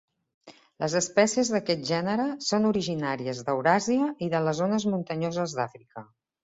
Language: Catalan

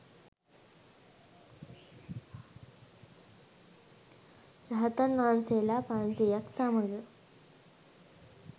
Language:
Sinhala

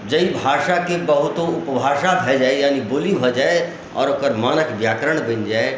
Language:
Maithili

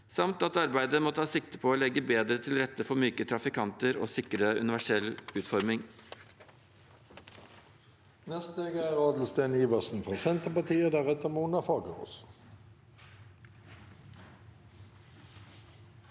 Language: Norwegian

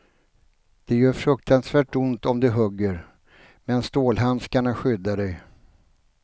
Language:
Swedish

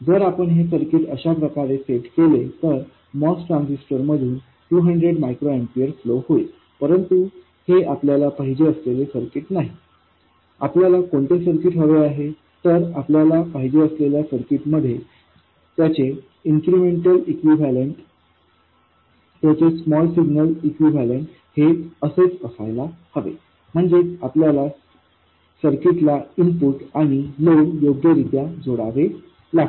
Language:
Marathi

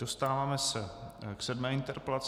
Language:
Czech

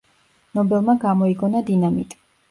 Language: Georgian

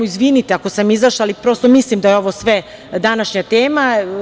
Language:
Serbian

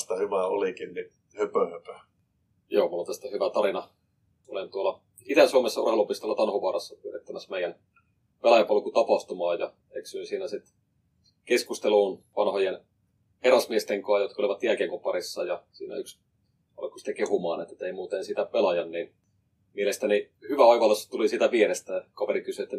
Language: Finnish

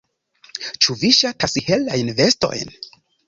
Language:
Esperanto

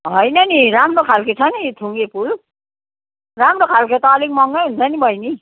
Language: Nepali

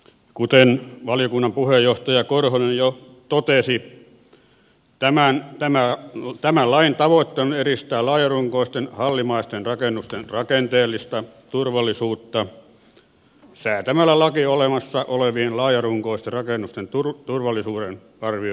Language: Finnish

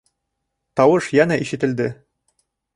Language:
Bashkir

